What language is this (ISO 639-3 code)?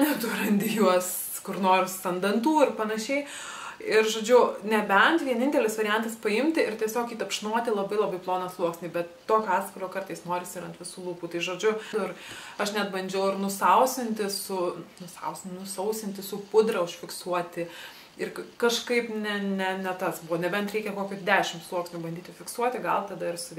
lit